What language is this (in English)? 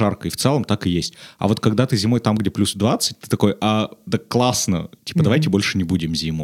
Russian